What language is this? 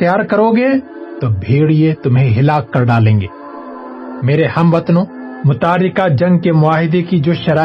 Urdu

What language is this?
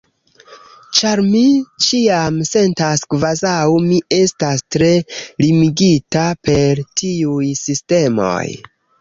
Esperanto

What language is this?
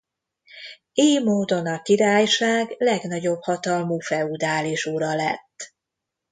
Hungarian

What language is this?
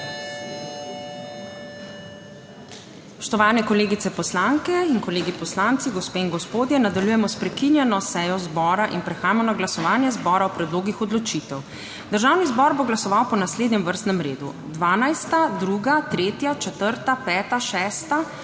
Slovenian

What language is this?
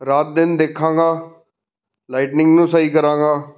Punjabi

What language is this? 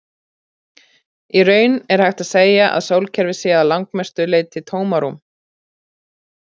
Icelandic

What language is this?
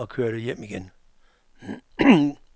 Danish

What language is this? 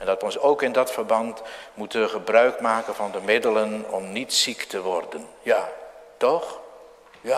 Dutch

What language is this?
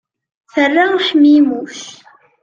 Kabyle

